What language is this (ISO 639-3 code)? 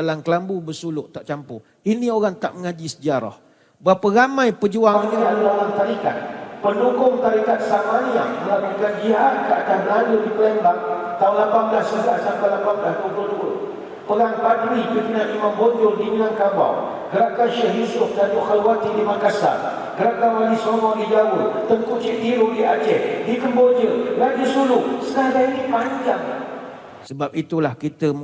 msa